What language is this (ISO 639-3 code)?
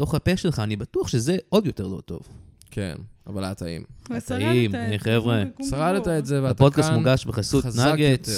heb